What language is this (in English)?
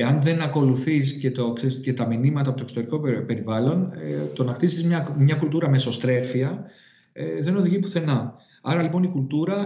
Greek